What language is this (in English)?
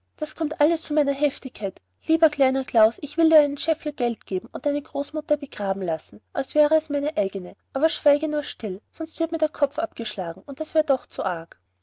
German